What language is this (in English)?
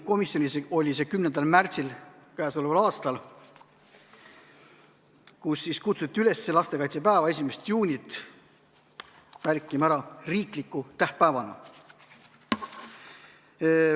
Estonian